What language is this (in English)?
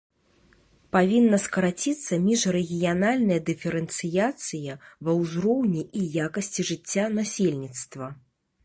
Belarusian